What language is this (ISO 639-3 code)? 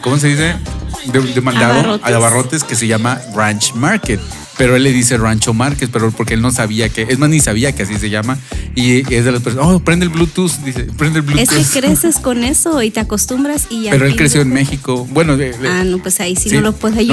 spa